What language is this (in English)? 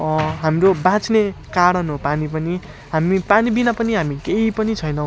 Nepali